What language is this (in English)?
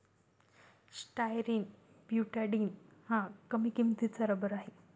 Marathi